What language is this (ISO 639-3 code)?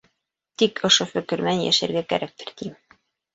bak